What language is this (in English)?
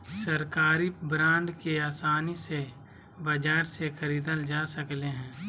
Magahi